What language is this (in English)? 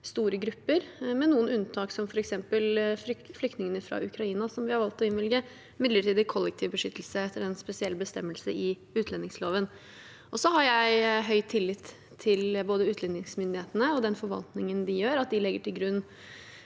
Norwegian